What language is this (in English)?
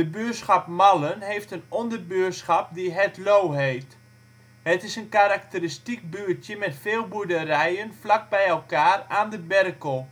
Dutch